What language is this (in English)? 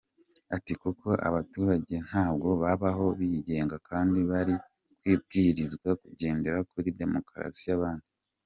Kinyarwanda